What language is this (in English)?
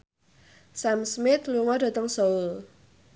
Javanese